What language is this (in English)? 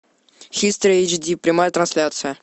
Russian